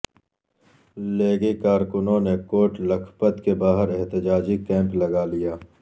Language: Urdu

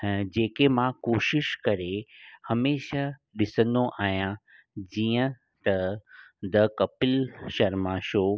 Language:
Sindhi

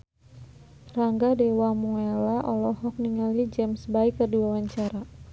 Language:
Sundanese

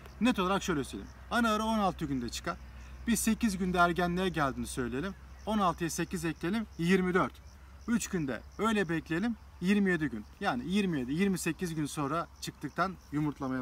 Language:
Turkish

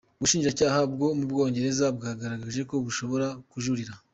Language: Kinyarwanda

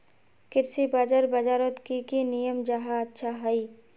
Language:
Magahi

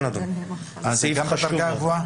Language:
Hebrew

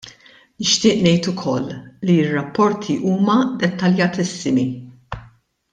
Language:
Maltese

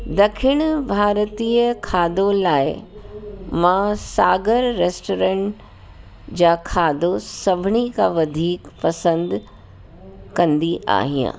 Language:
Sindhi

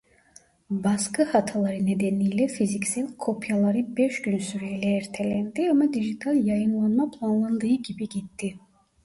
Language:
Turkish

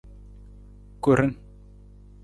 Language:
Nawdm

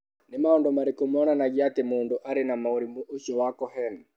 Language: Kikuyu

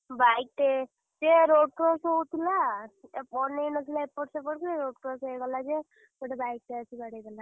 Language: Odia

